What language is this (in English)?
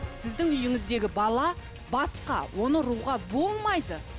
Kazakh